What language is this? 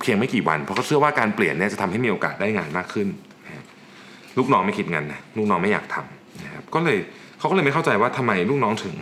Thai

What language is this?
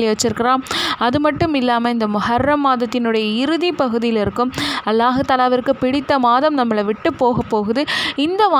Arabic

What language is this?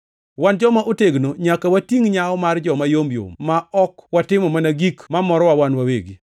Luo (Kenya and Tanzania)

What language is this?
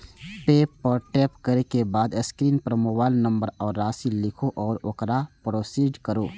Maithili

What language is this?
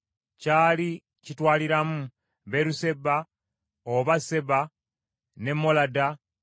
Ganda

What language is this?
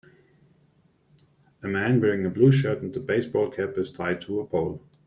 English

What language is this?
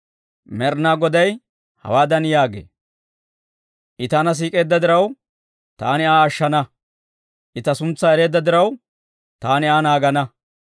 Dawro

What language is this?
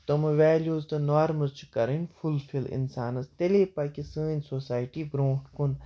Kashmiri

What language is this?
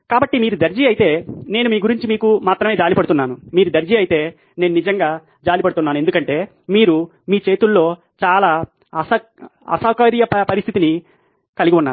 Telugu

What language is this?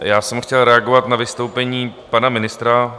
Czech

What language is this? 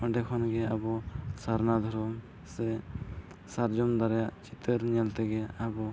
Santali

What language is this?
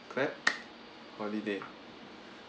English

